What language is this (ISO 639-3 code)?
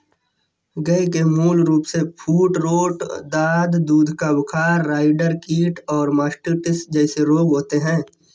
hin